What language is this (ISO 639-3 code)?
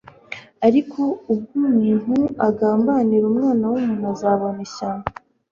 kin